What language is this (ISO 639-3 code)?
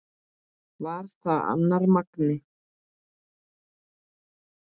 isl